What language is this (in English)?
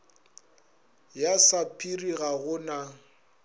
Northern Sotho